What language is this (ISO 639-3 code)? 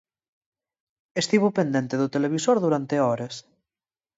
glg